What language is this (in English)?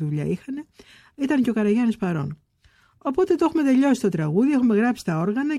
Greek